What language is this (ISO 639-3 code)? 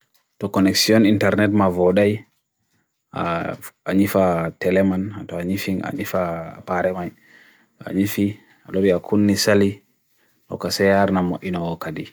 fui